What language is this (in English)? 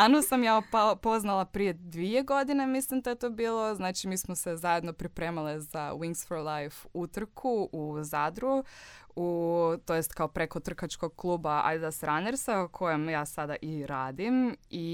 Croatian